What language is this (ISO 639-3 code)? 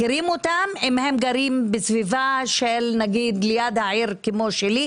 heb